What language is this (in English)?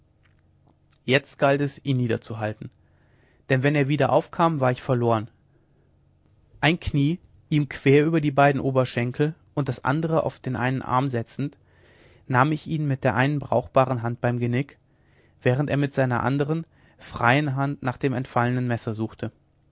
German